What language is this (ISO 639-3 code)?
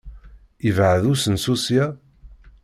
kab